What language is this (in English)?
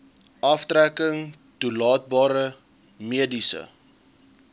Afrikaans